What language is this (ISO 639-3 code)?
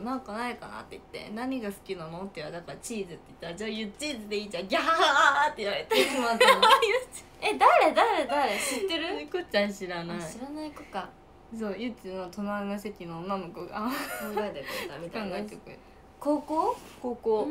jpn